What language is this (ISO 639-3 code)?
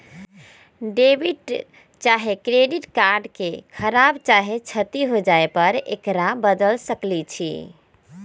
mag